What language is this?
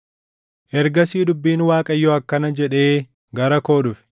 Oromo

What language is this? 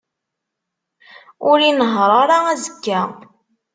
Kabyle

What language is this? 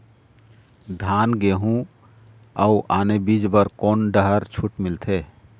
Chhattisgarhi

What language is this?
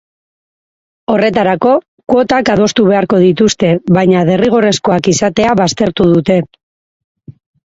Basque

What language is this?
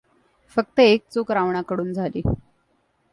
Marathi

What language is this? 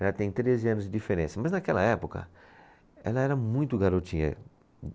Portuguese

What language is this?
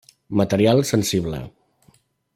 Catalan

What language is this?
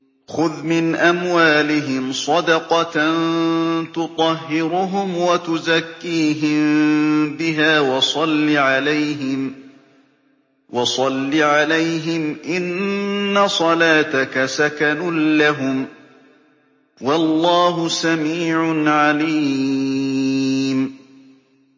Arabic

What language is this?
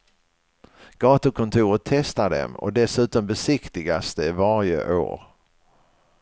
Swedish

